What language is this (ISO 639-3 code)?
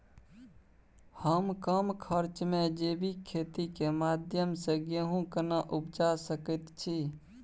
mai